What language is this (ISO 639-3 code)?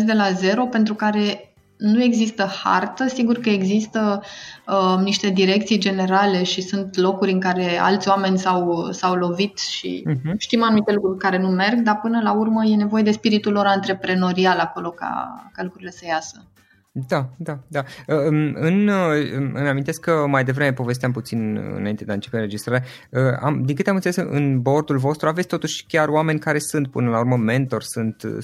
ron